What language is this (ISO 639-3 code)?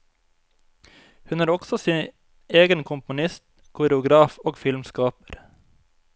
nor